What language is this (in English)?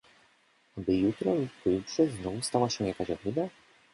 Polish